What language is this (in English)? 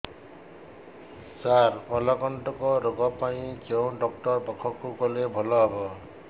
Odia